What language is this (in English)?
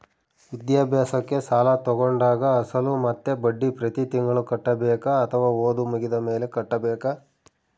Kannada